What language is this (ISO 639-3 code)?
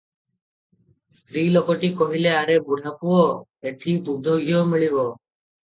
ori